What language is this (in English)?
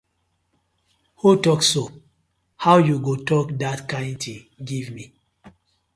Nigerian Pidgin